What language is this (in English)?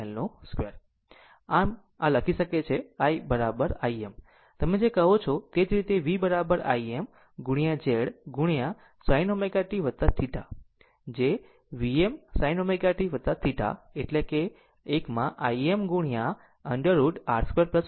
Gujarati